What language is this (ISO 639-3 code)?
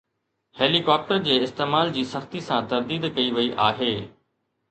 snd